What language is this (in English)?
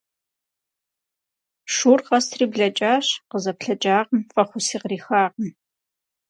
Kabardian